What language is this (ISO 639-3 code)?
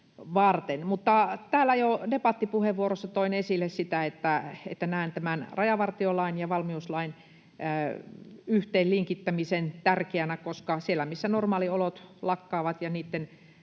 fin